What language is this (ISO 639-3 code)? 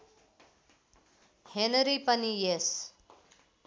nep